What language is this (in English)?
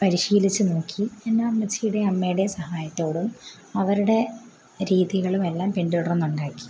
Malayalam